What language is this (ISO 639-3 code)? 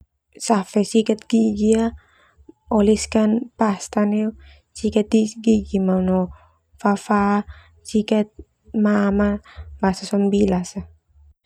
twu